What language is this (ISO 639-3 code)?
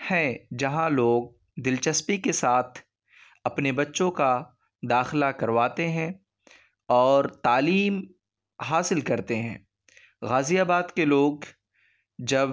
urd